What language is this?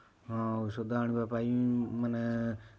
Odia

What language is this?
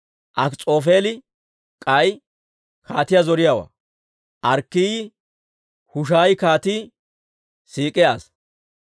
Dawro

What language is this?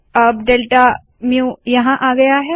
Hindi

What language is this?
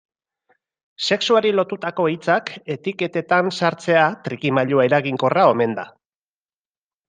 Basque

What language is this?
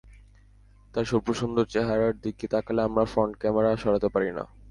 Bangla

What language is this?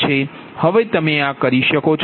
Gujarati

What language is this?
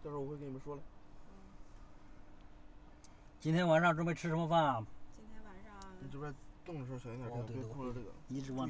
Chinese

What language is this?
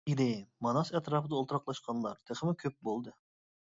Uyghur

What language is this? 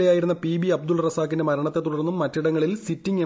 Malayalam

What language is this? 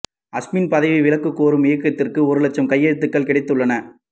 Tamil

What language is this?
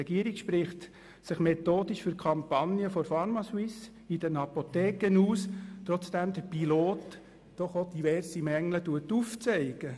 Swiss German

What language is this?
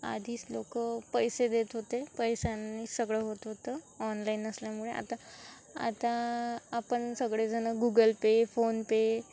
Marathi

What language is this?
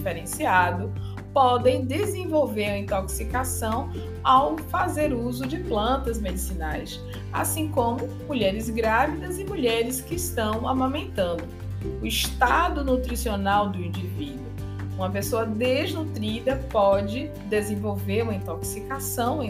Portuguese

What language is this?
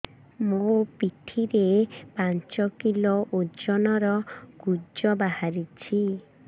Odia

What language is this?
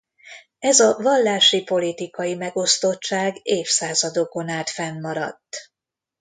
Hungarian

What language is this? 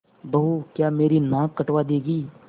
Hindi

